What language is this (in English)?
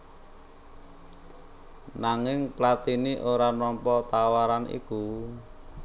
Javanese